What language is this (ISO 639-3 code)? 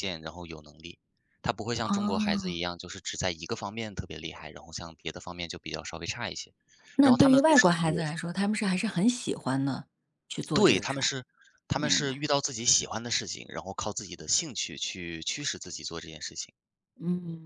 zho